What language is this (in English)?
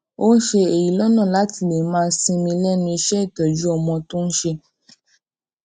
Yoruba